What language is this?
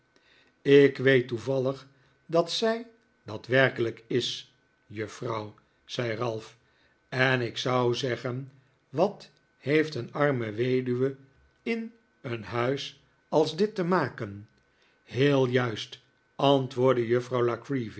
Dutch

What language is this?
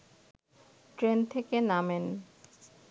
Bangla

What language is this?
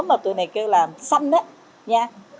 Vietnamese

